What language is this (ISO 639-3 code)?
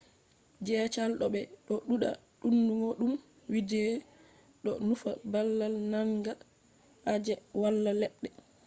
ful